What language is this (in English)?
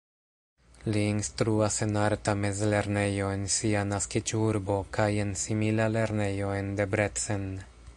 Esperanto